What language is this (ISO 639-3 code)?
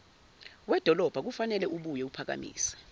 zul